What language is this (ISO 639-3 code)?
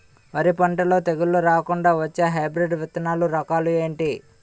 tel